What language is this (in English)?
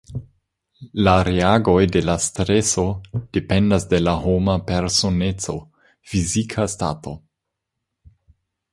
Esperanto